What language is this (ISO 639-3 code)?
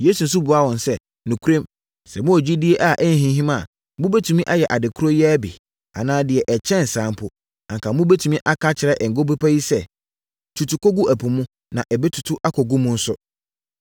aka